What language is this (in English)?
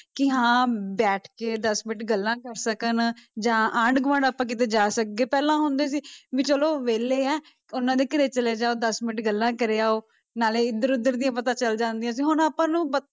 Punjabi